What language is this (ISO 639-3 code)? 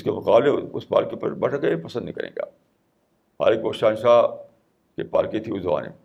urd